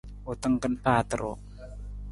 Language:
Nawdm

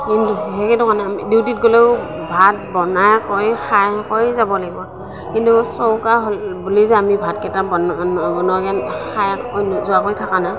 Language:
Assamese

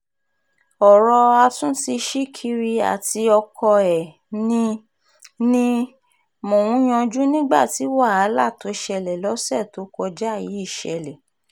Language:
Yoruba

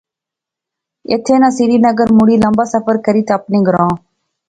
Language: Pahari-Potwari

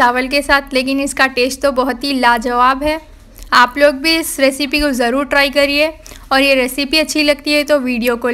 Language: Hindi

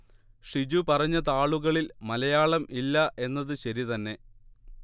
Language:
Malayalam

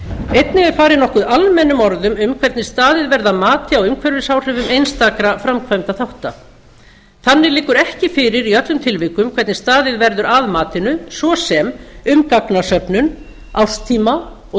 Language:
Icelandic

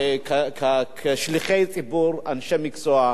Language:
Hebrew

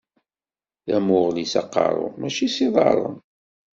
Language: Kabyle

